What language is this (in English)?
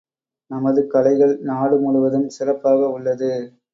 Tamil